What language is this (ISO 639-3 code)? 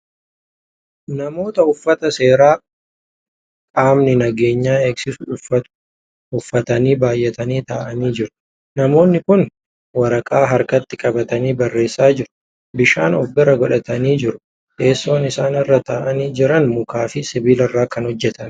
orm